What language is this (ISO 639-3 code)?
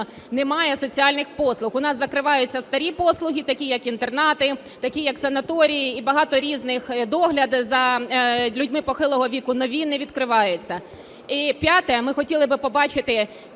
ukr